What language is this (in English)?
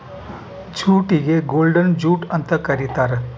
Kannada